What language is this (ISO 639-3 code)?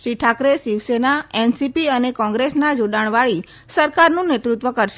guj